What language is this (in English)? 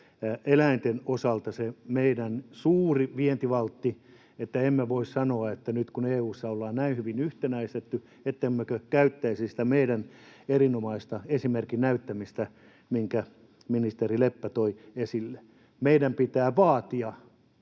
Finnish